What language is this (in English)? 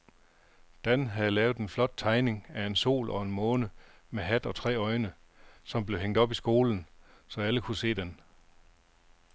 Danish